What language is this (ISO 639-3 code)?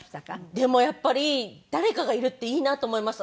jpn